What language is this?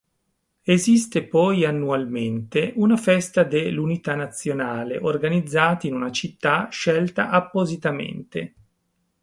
Italian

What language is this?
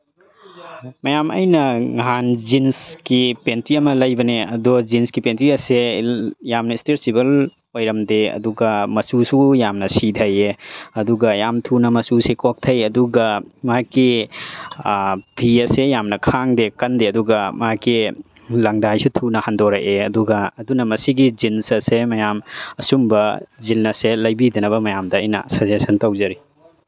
Manipuri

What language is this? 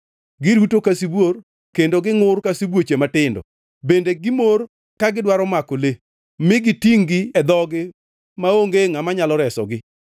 Luo (Kenya and Tanzania)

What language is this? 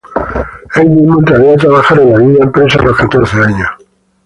Spanish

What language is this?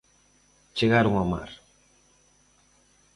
Galician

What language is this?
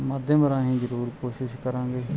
Punjabi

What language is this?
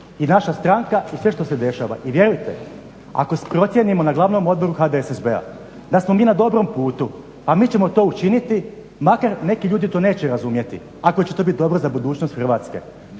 Croatian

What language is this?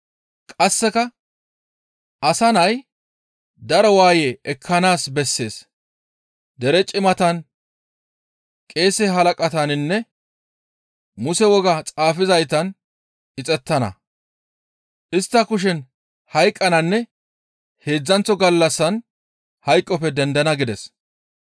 Gamo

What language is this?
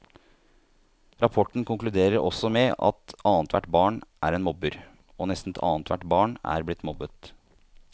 Norwegian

